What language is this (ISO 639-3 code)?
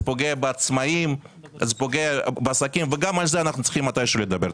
heb